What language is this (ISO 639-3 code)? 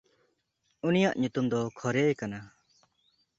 sat